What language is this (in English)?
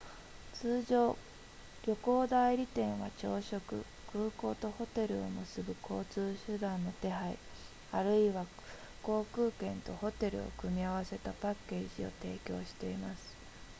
Japanese